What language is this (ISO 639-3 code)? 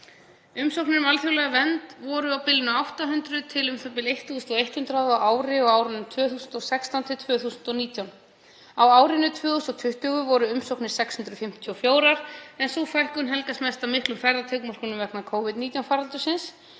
isl